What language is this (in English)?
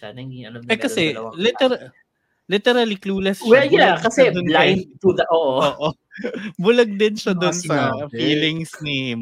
Filipino